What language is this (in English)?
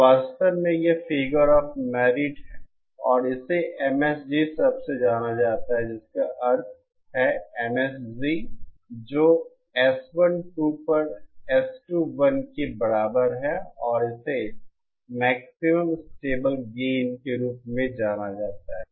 Hindi